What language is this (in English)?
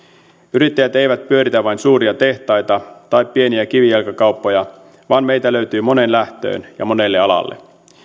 Finnish